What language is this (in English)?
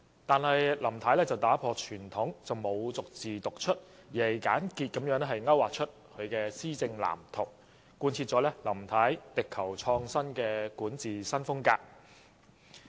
Cantonese